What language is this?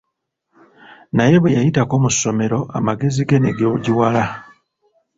Ganda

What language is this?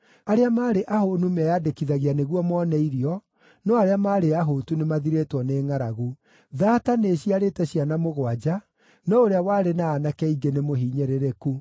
Kikuyu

